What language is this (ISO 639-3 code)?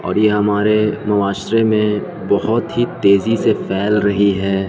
urd